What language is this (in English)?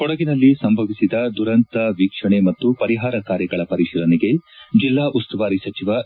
Kannada